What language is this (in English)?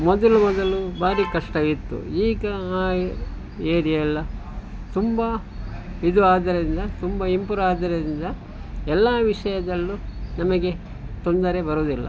Kannada